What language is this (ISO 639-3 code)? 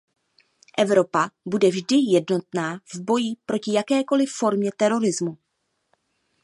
ces